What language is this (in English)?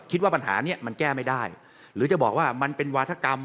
Thai